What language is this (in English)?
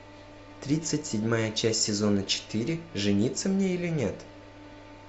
Russian